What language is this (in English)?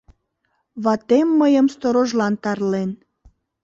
Mari